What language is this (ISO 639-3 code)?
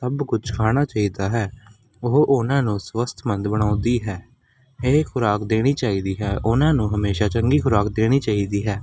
pan